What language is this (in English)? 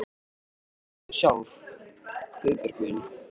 Icelandic